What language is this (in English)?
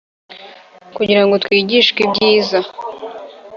Kinyarwanda